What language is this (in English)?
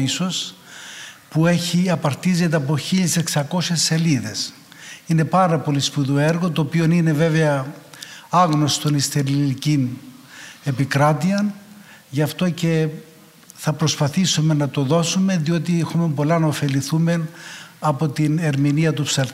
Greek